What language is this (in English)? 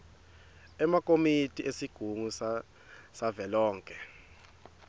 Swati